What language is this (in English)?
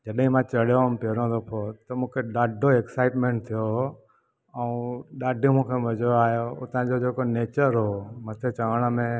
Sindhi